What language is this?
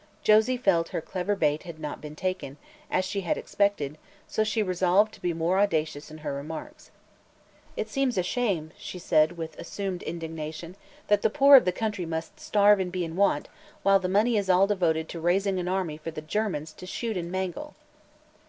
English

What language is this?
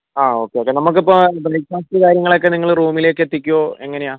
Malayalam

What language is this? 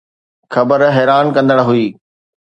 Sindhi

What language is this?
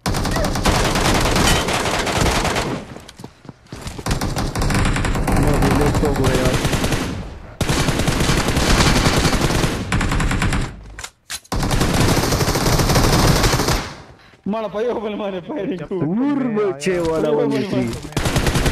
Arabic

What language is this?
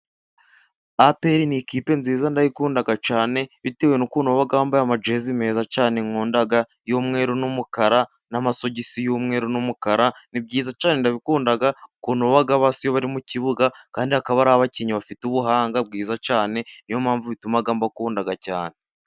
Kinyarwanda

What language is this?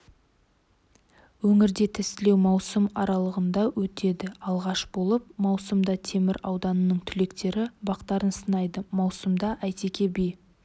Kazakh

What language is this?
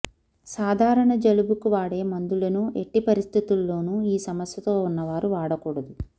Telugu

